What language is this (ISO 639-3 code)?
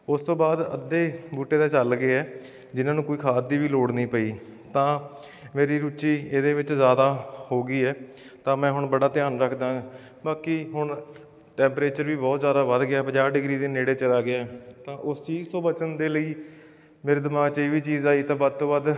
pan